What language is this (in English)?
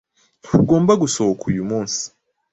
Kinyarwanda